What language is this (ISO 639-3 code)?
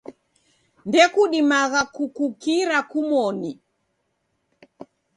dav